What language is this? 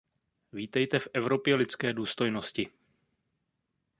Czech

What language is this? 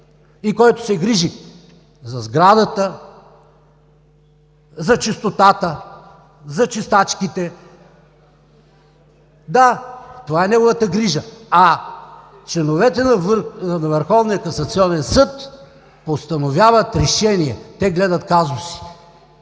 Bulgarian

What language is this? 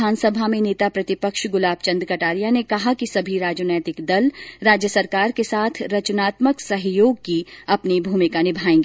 Hindi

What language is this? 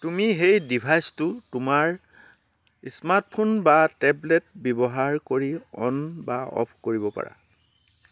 Assamese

